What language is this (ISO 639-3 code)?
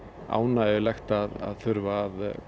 isl